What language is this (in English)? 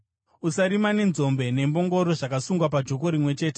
Shona